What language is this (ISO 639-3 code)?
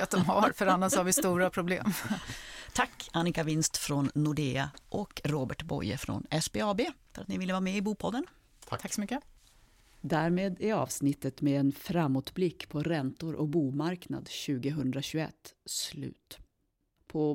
swe